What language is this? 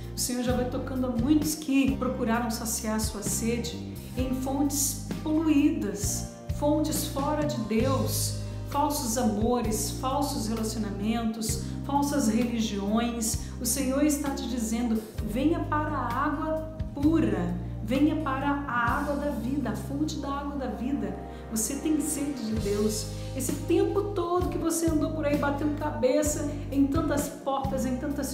Portuguese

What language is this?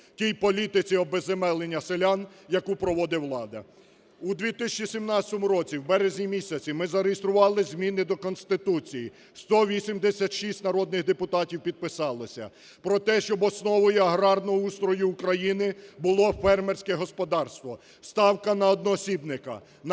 Ukrainian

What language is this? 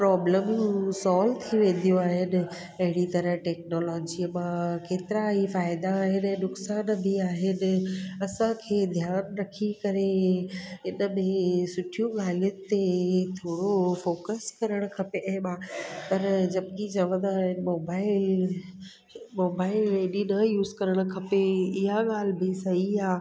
Sindhi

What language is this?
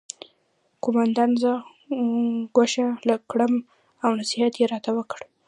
Pashto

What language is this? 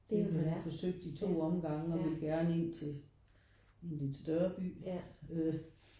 Danish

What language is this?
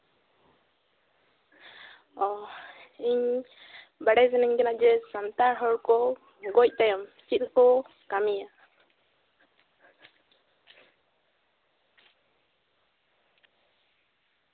Santali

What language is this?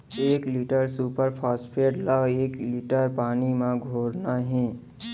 Chhattisgarhi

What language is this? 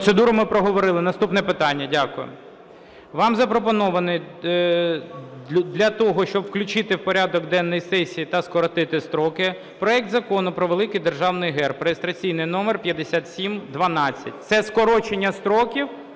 Ukrainian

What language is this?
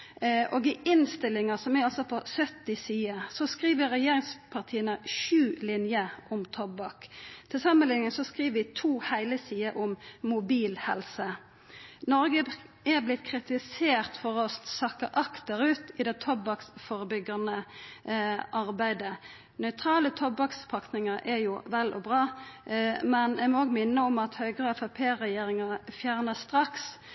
Norwegian Nynorsk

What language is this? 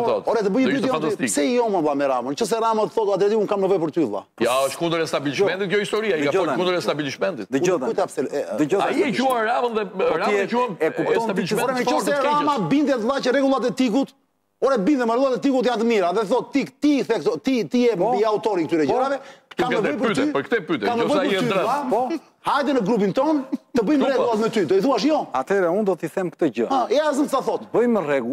Romanian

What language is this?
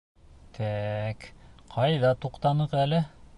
Bashkir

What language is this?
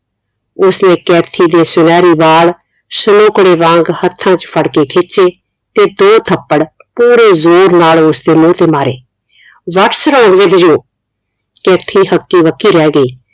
Punjabi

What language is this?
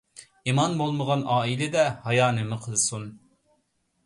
Uyghur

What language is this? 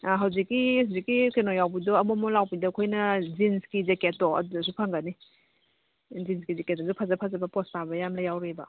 Manipuri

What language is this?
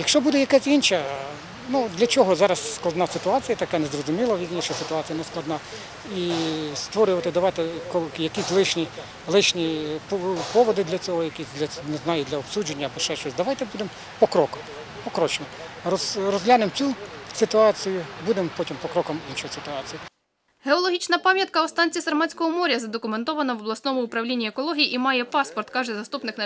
Ukrainian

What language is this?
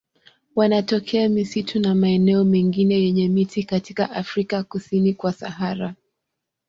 Swahili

